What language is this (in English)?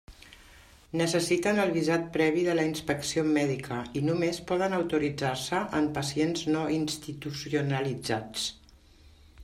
Catalan